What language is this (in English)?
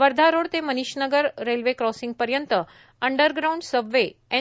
Marathi